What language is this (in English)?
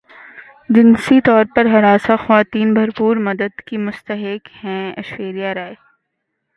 Urdu